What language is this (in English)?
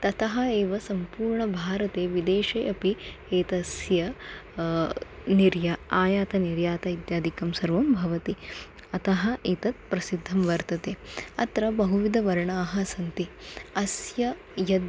Sanskrit